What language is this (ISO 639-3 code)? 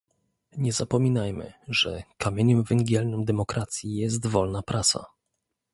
pol